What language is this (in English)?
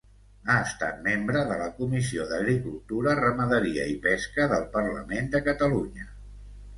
Catalan